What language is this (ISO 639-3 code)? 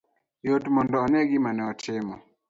luo